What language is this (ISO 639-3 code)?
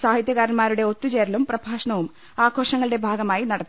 mal